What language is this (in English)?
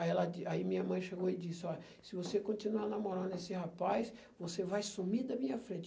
Portuguese